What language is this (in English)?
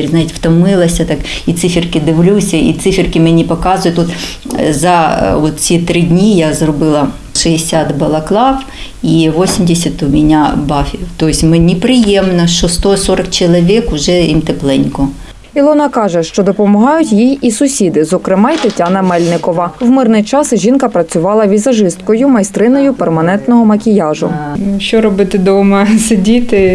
Ukrainian